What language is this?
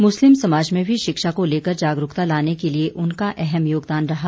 Hindi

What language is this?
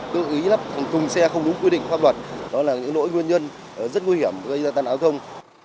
Vietnamese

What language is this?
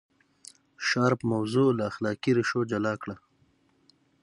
Pashto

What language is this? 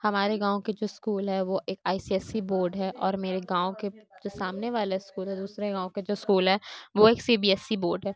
Urdu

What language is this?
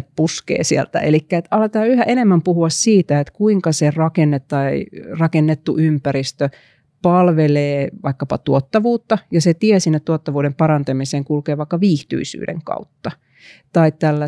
Finnish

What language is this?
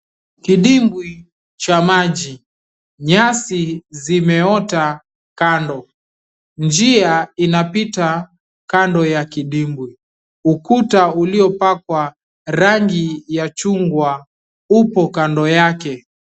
Swahili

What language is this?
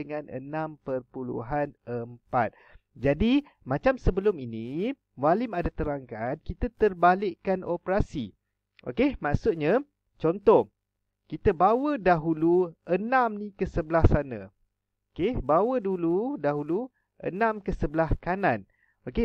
Malay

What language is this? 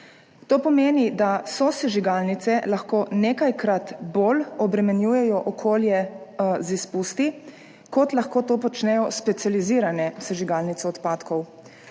Slovenian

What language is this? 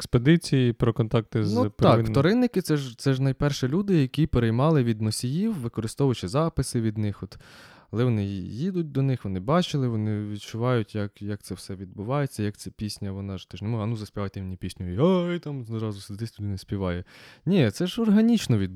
Ukrainian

